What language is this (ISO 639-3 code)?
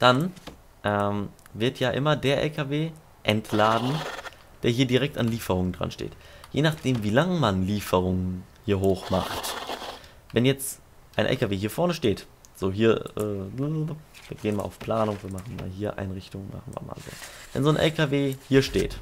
deu